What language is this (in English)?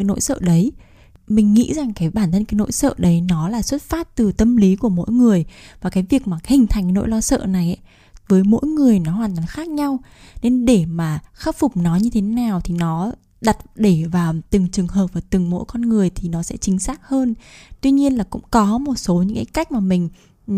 Vietnamese